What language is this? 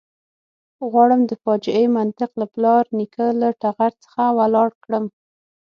Pashto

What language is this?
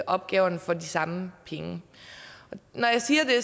Danish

